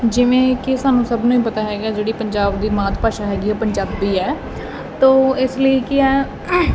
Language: Punjabi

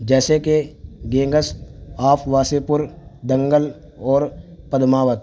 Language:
Urdu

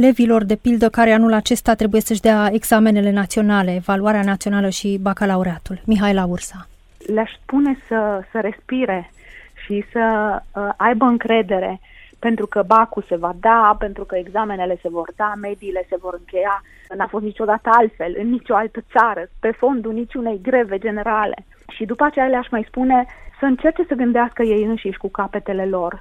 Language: Romanian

